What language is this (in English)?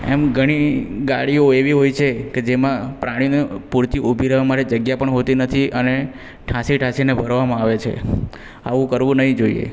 Gujarati